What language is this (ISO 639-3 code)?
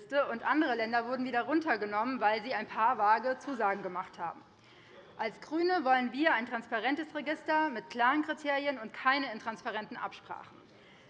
deu